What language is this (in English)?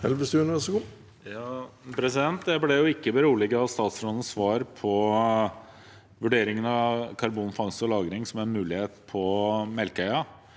Norwegian